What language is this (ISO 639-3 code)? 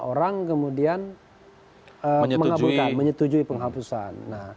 ind